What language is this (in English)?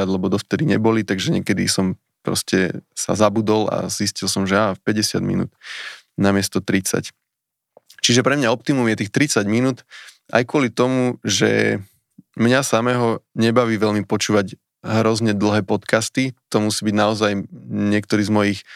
Slovak